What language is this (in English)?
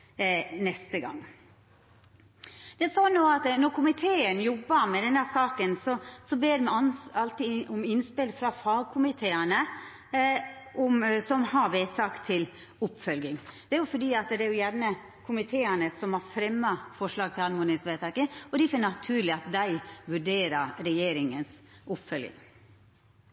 Norwegian Nynorsk